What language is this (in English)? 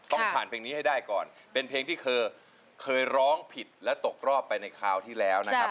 Thai